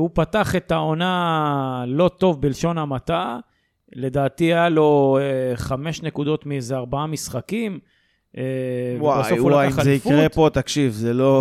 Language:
Hebrew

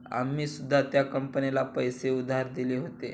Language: Marathi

